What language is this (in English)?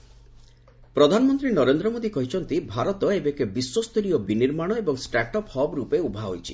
Odia